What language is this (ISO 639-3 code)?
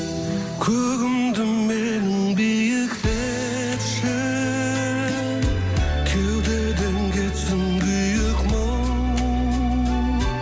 kaz